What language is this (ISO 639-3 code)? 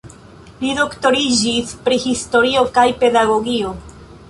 epo